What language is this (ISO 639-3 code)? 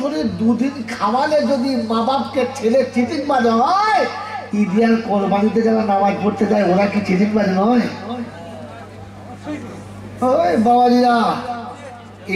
kor